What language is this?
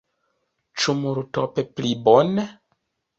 Esperanto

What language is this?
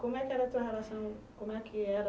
Portuguese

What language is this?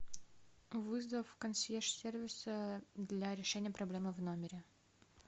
Russian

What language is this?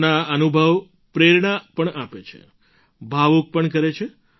Gujarati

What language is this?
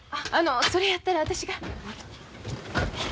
Japanese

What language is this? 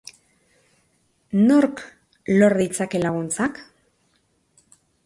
Basque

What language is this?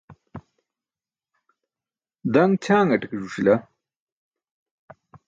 Burushaski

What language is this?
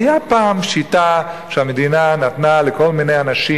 Hebrew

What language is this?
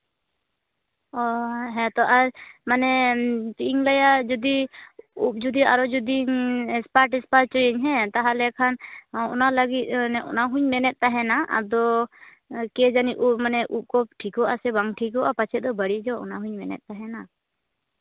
Santali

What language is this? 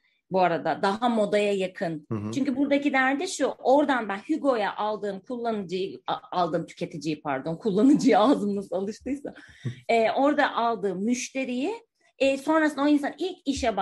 Turkish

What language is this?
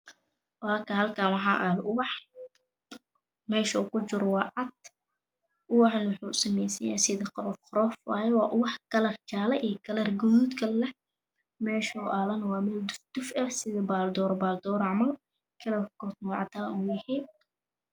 Somali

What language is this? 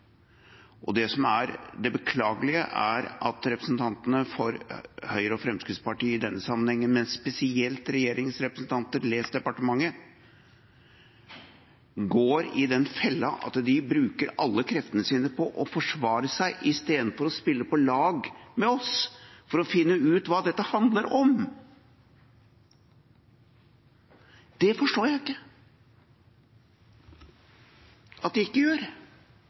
Norwegian Bokmål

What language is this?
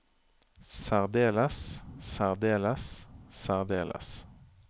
Norwegian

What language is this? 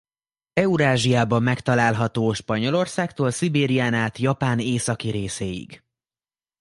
Hungarian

